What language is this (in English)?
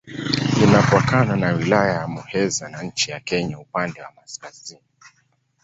Swahili